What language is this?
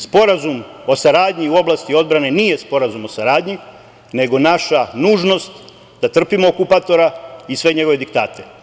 Serbian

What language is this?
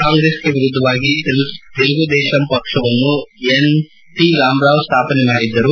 Kannada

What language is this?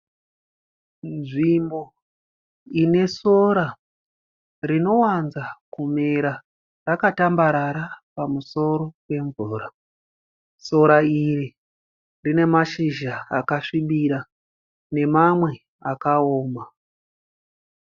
Shona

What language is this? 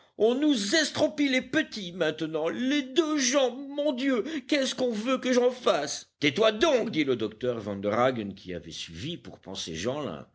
French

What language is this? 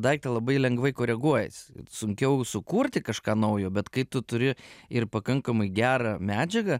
Lithuanian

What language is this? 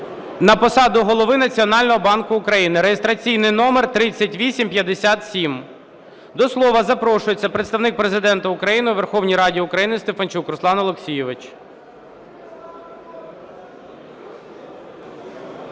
Ukrainian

